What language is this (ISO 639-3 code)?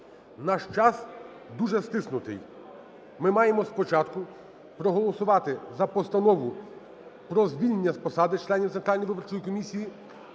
ukr